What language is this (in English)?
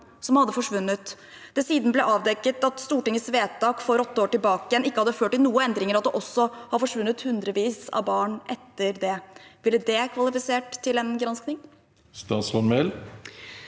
Norwegian